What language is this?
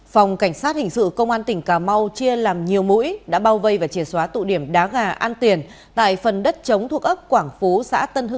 Vietnamese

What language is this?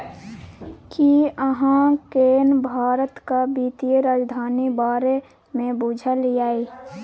Maithili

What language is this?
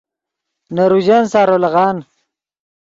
Yidgha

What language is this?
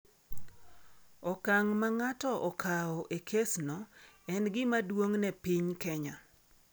Luo (Kenya and Tanzania)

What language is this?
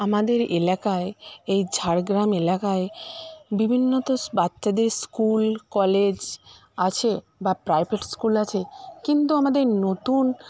Bangla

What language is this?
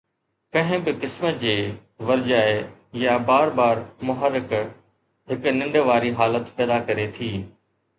Sindhi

